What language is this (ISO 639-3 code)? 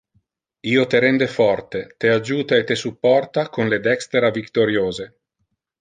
ina